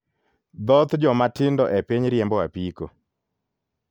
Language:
Luo (Kenya and Tanzania)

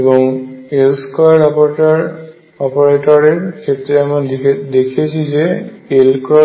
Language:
Bangla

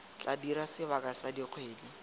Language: Tswana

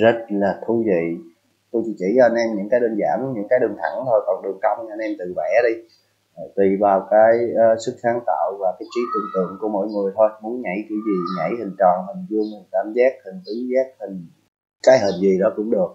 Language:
Vietnamese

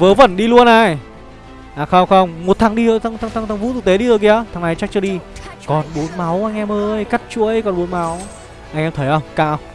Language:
Vietnamese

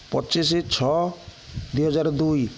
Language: Odia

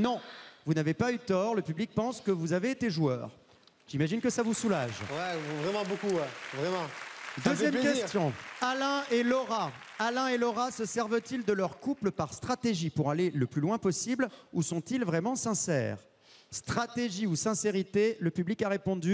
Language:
French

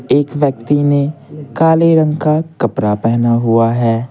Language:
Hindi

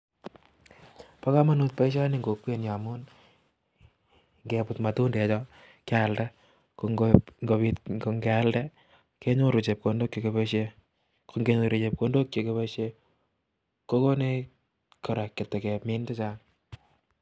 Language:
Kalenjin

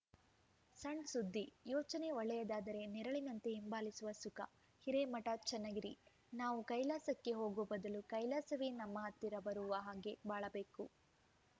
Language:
Kannada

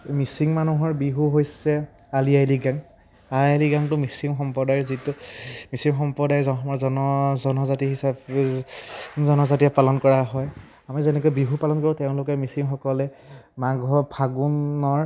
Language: Assamese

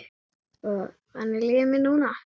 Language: Icelandic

